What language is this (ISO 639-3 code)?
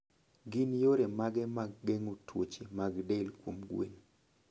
luo